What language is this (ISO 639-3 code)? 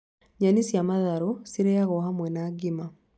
kik